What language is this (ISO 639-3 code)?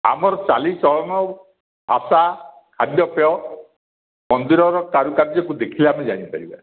ori